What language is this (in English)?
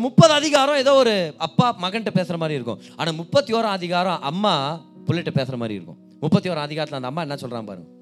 Tamil